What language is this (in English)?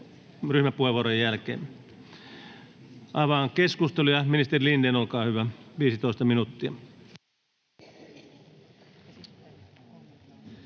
Finnish